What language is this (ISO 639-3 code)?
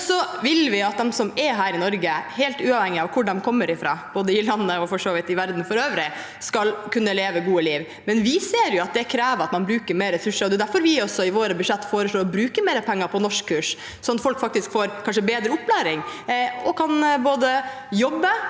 nor